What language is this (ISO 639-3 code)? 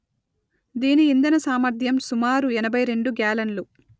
tel